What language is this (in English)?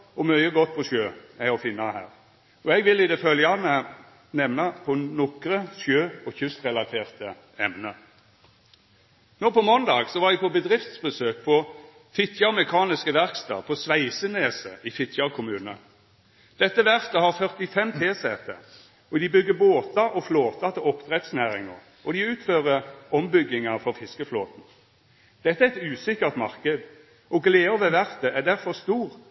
Norwegian Nynorsk